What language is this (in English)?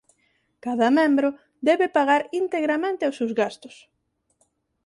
Galician